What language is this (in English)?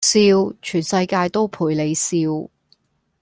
Cantonese